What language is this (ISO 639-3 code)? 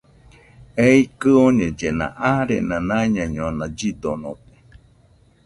hux